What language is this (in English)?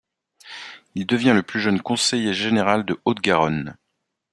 French